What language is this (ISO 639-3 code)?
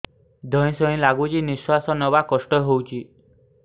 ori